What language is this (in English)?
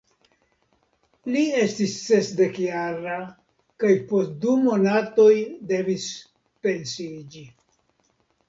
Esperanto